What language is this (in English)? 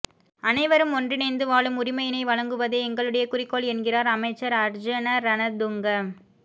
Tamil